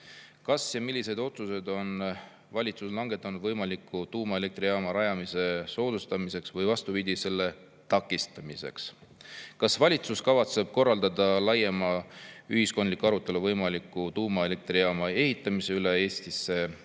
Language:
Estonian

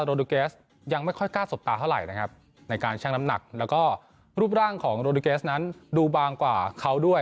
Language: Thai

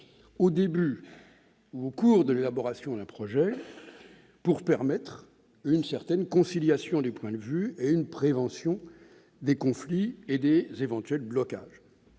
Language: French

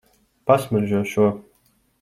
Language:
Latvian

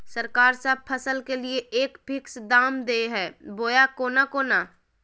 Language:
Magahi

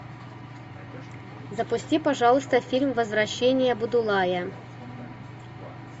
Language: Russian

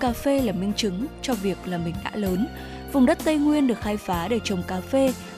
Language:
Vietnamese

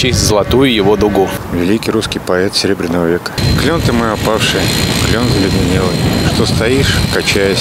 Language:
Russian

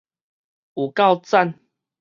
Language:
Min Nan Chinese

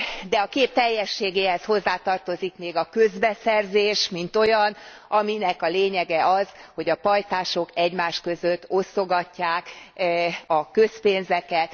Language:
Hungarian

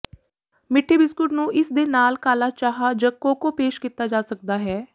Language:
Punjabi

